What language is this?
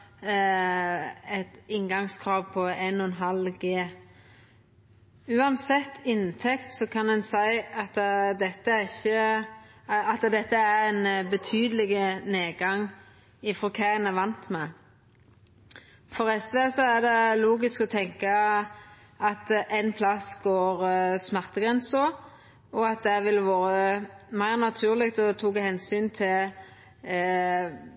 Norwegian Nynorsk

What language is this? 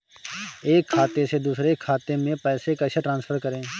Hindi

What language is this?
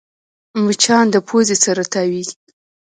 Pashto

